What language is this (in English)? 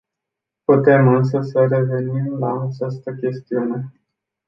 Romanian